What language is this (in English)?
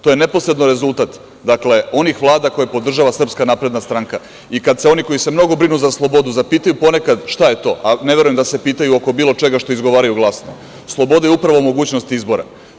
Serbian